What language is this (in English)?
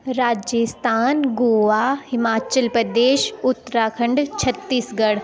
Dogri